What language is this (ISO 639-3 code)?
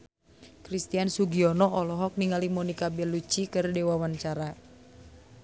sun